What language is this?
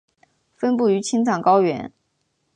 Chinese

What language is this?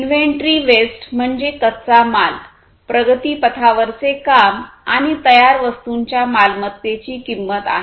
Marathi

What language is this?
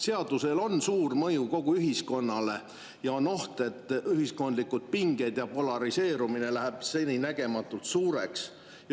Estonian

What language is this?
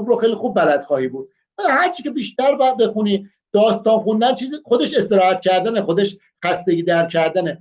Persian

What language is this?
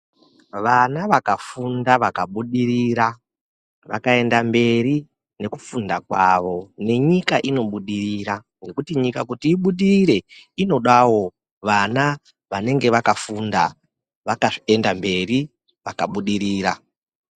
Ndau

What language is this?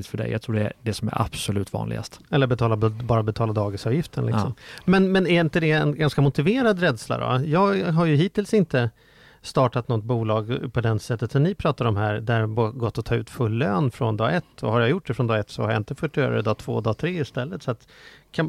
Swedish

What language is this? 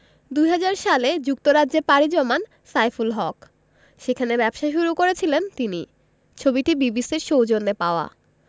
Bangla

